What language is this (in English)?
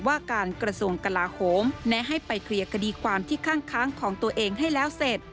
Thai